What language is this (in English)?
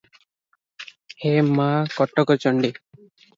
Odia